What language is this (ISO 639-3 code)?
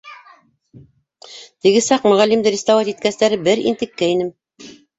bak